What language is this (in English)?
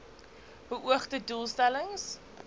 Afrikaans